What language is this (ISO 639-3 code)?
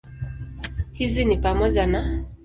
swa